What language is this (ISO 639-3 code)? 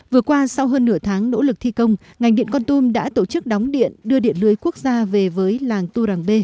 vie